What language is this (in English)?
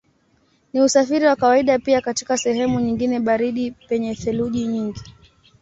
Swahili